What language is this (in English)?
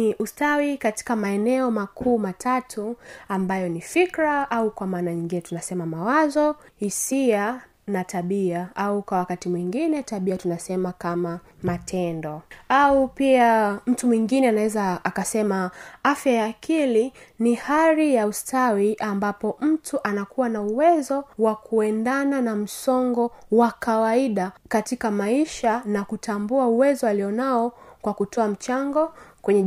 Swahili